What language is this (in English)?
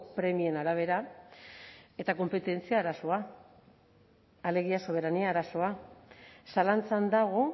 Basque